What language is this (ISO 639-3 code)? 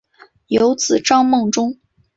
zho